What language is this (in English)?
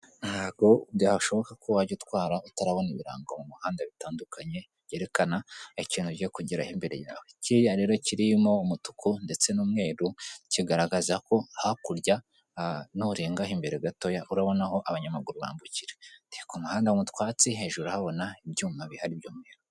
Kinyarwanda